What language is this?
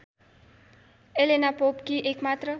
Nepali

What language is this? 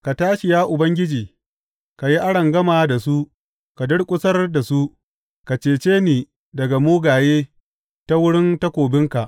Hausa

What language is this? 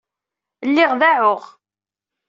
Kabyle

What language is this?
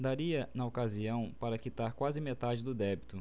Portuguese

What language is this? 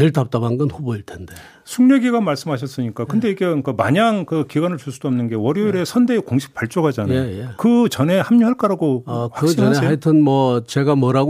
Korean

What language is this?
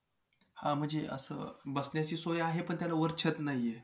Marathi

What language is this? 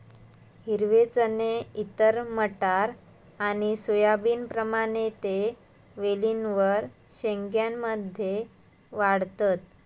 Marathi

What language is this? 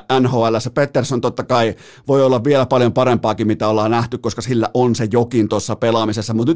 Finnish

